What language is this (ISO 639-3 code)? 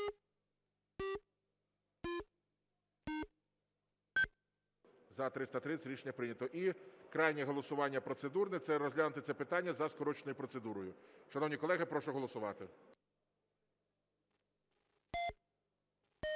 ukr